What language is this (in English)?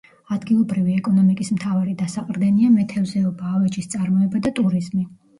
Georgian